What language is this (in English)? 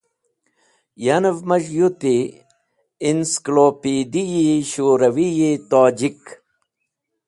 Wakhi